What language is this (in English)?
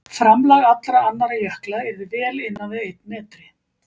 Icelandic